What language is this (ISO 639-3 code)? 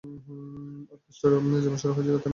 ben